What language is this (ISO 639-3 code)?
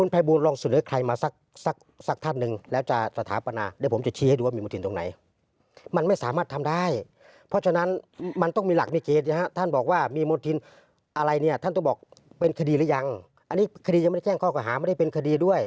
tha